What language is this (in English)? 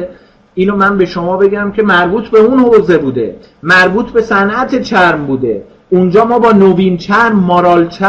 Persian